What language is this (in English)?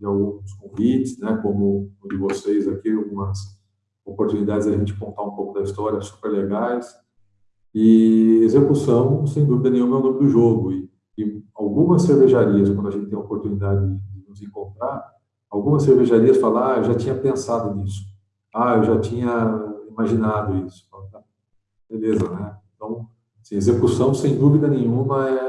Portuguese